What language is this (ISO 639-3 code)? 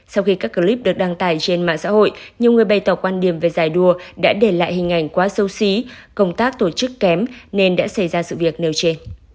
vie